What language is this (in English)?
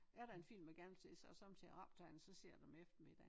Danish